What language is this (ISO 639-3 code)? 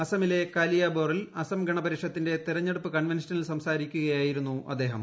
mal